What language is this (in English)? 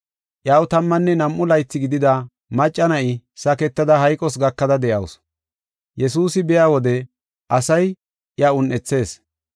Gofa